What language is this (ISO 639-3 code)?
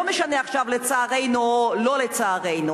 heb